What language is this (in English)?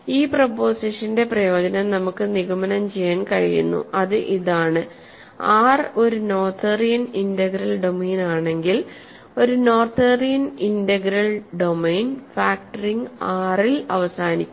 Malayalam